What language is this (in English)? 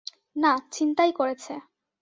Bangla